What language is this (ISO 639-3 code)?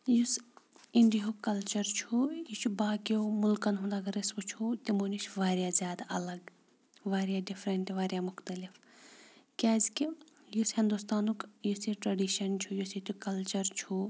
kas